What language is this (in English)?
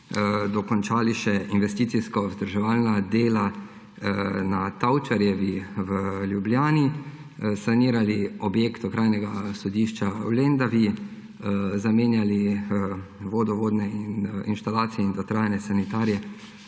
Slovenian